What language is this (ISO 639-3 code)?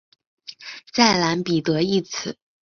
zho